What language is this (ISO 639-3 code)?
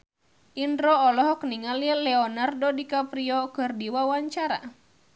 sun